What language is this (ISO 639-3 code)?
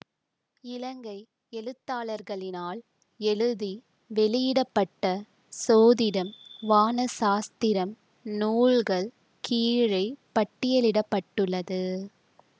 tam